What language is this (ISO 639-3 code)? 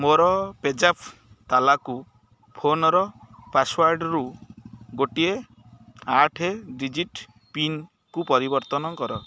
ori